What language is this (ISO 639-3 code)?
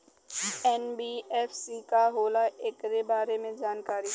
bho